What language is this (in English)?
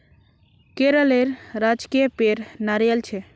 Magahi